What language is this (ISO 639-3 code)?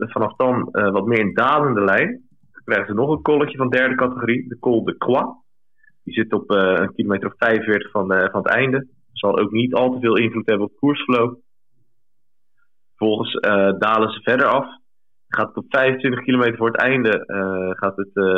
nld